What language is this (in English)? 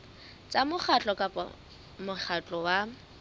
Southern Sotho